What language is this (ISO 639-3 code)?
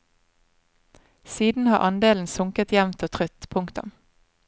nor